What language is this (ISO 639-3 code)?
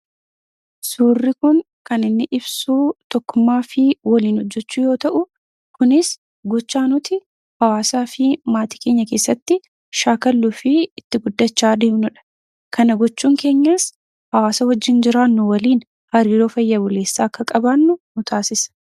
orm